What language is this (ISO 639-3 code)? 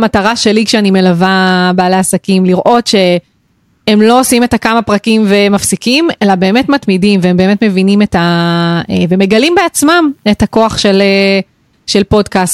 heb